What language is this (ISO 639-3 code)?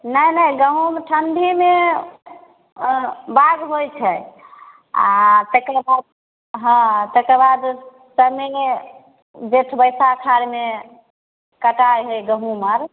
mai